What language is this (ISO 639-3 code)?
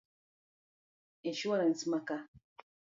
luo